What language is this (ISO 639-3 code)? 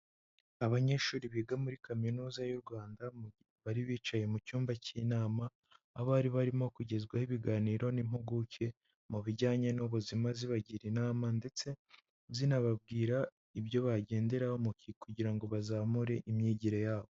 kin